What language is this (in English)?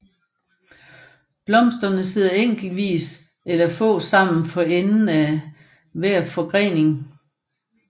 Danish